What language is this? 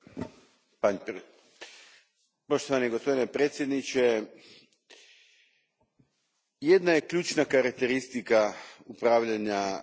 Croatian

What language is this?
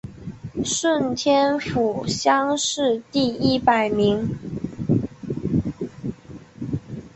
Chinese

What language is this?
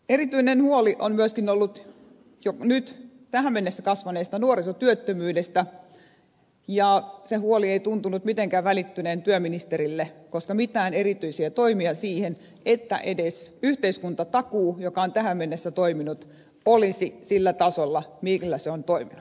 Finnish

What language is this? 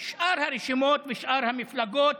Hebrew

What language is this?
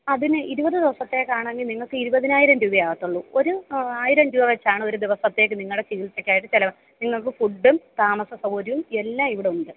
Malayalam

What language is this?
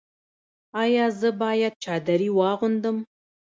Pashto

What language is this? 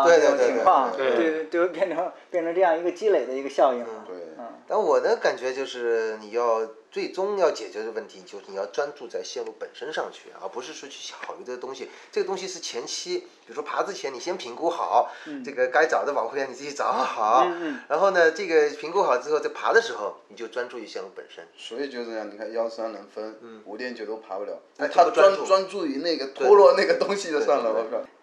Chinese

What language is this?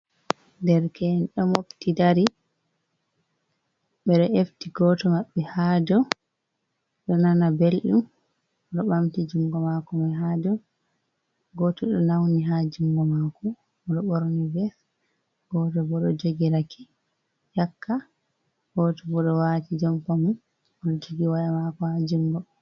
Fula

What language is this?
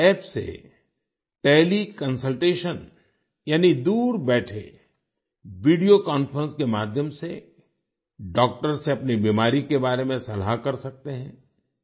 Hindi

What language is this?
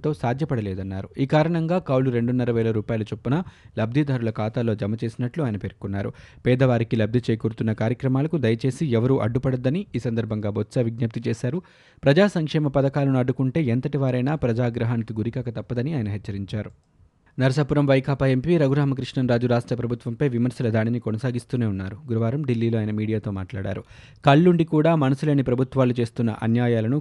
Telugu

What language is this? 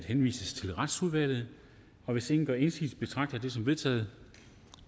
Danish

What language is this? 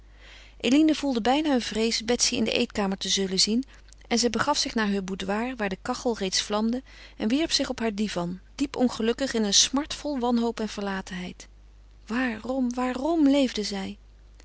Dutch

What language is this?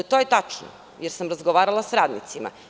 Serbian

